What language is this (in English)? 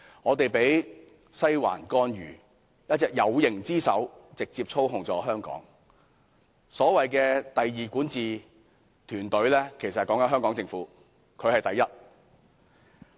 Cantonese